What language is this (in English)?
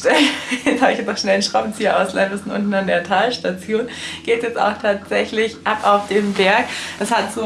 German